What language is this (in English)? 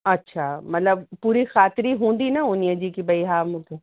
Sindhi